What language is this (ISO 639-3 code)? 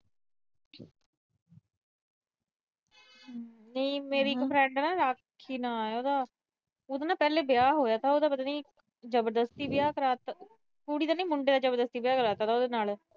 pan